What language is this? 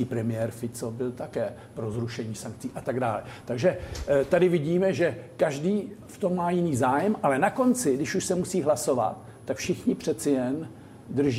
Czech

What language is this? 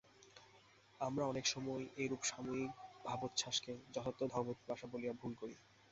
Bangla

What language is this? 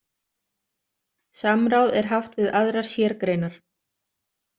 Icelandic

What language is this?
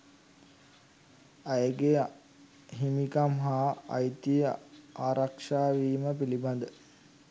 Sinhala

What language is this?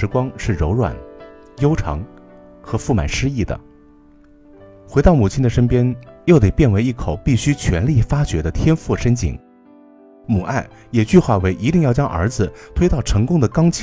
Chinese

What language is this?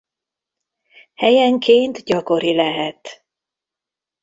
Hungarian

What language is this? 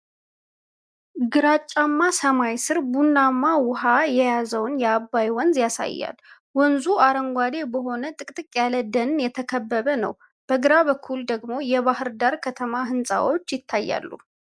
Amharic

